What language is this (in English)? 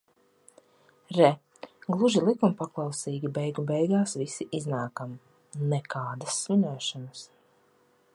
Latvian